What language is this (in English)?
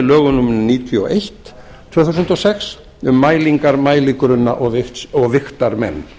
Icelandic